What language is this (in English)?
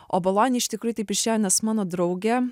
Lithuanian